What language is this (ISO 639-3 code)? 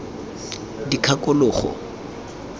tsn